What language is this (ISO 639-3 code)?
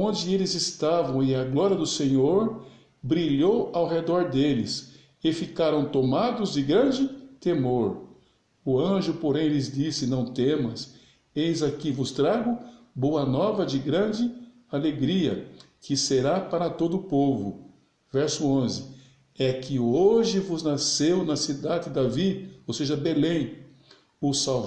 por